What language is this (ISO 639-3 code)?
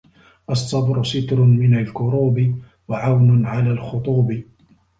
ara